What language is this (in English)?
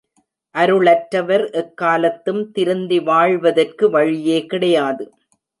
Tamil